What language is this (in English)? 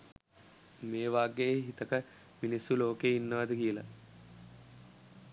Sinhala